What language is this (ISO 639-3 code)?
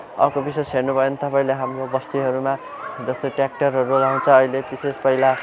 nep